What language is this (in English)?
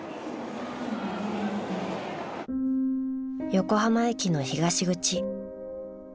Japanese